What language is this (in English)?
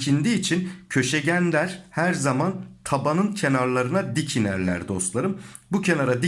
Turkish